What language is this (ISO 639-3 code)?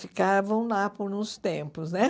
por